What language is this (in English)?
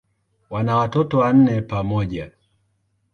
Swahili